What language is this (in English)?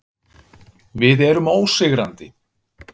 Icelandic